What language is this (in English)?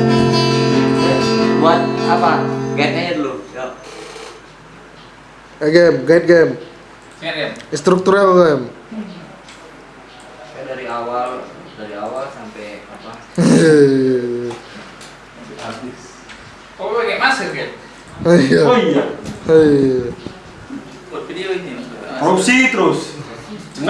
Indonesian